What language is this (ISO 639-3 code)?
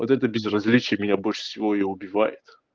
rus